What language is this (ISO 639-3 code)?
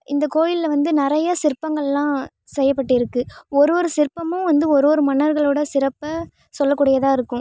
tam